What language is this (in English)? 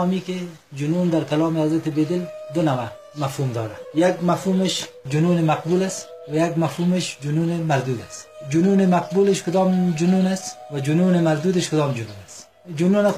Persian